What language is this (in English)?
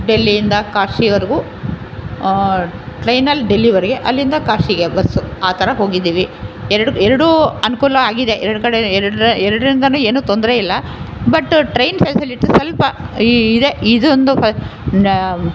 Kannada